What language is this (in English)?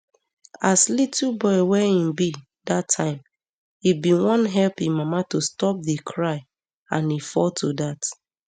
Nigerian Pidgin